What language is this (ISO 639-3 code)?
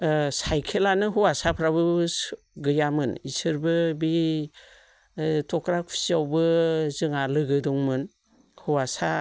brx